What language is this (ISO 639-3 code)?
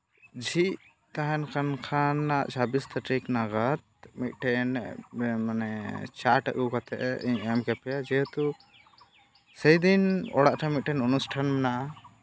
sat